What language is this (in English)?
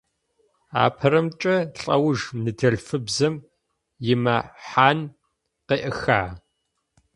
Adyghe